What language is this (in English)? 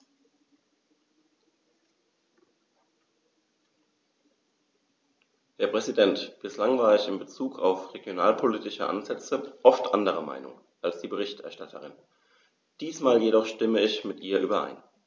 German